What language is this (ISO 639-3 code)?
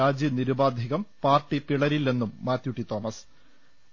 mal